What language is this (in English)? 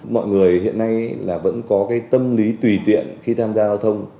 Vietnamese